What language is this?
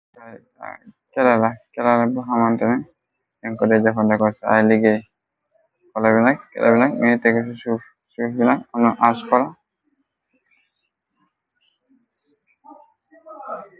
Wolof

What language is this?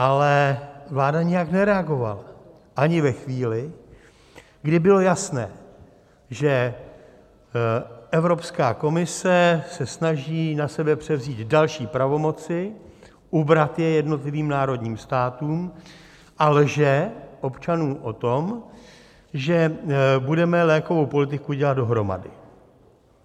Czech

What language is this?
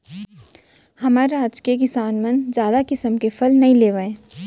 Chhattisgarhi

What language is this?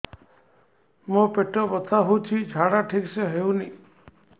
Odia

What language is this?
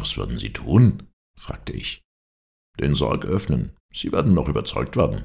German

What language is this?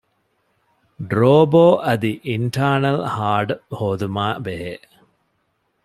Divehi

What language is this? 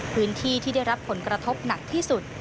Thai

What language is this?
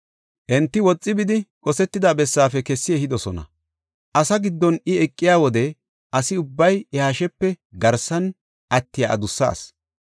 Gofa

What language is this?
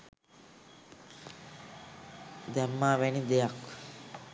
Sinhala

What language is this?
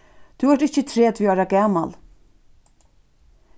Faroese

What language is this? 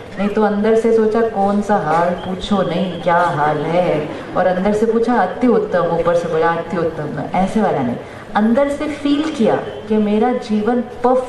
Hindi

